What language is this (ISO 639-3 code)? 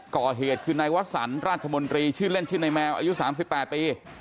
tha